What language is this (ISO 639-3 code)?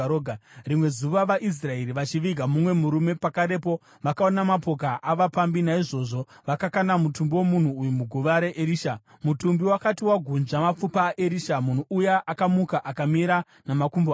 sna